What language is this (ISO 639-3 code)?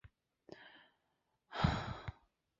zho